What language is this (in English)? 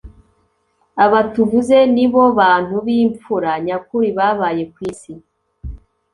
Kinyarwanda